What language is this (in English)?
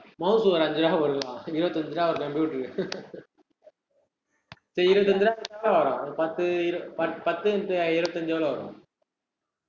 Tamil